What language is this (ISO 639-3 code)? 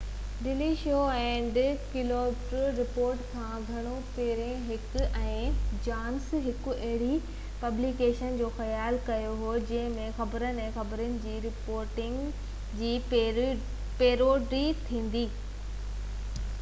snd